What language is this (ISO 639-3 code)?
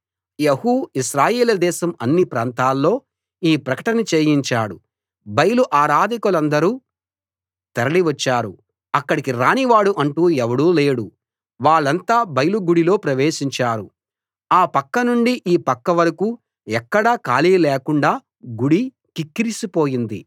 tel